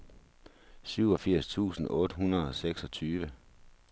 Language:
Danish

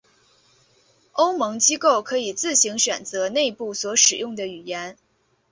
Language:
Chinese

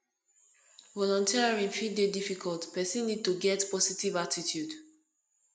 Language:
Nigerian Pidgin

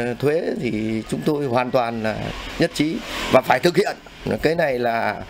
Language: Vietnamese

